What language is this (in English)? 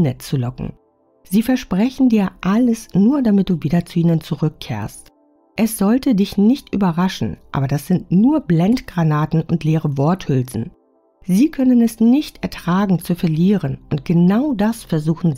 German